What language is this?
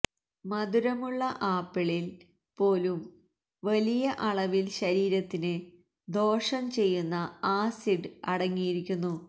Malayalam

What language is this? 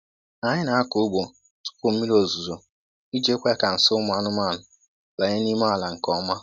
Igbo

